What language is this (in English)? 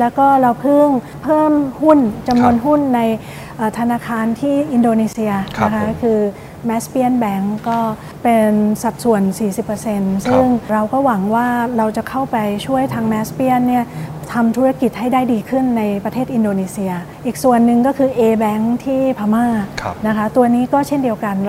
Thai